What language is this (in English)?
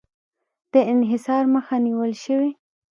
Pashto